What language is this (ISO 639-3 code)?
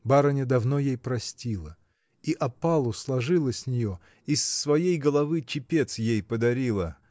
rus